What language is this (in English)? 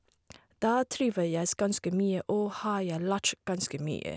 Norwegian